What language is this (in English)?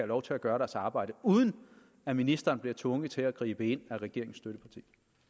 Danish